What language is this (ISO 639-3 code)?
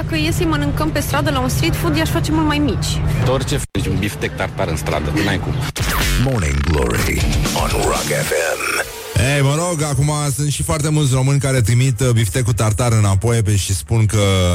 ron